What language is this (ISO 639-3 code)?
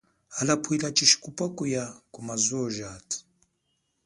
cjk